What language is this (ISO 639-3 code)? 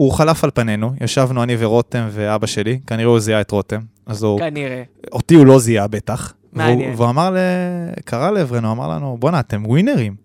heb